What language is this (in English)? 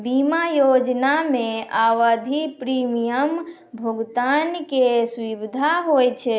Maithili